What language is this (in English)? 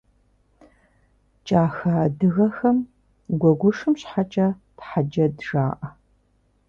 Kabardian